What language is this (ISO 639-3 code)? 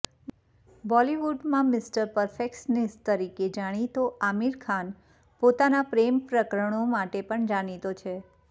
guj